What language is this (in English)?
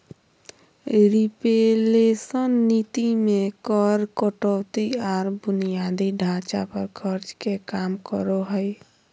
Magahi